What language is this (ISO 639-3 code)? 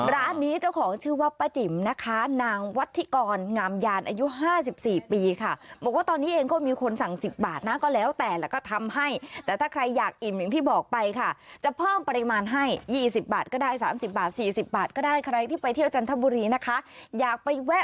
tha